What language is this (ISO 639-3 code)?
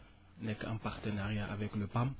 wol